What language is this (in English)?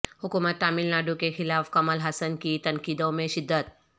Urdu